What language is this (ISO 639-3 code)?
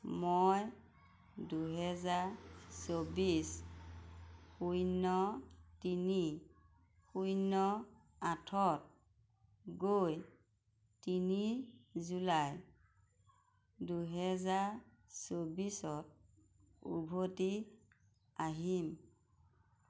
asm